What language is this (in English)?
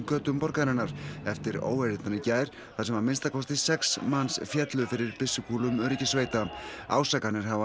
Icelandic